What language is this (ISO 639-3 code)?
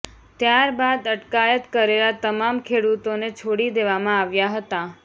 guj